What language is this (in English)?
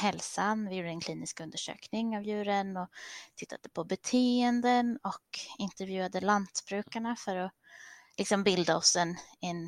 Swedish